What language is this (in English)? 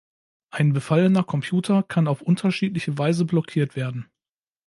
German